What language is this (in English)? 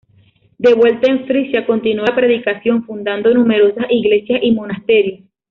Spanish